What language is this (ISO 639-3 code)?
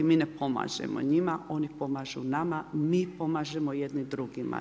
hrv